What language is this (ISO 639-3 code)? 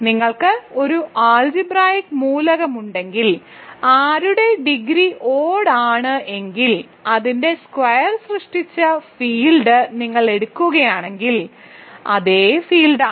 mal